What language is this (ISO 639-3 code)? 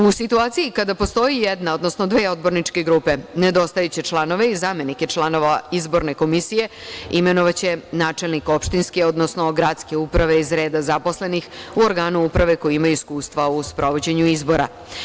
srp